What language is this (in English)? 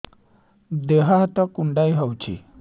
Odia